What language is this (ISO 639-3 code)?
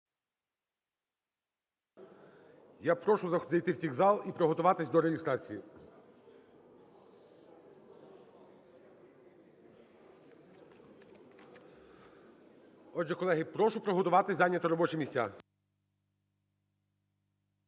ukr